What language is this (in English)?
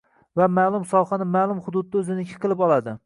Uzbek